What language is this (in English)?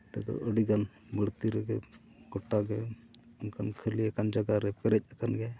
Santali